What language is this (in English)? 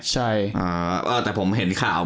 Thai